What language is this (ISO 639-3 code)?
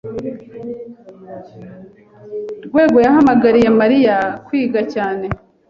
kin